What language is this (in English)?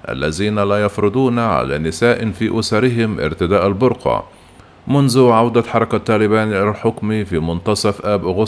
Arabic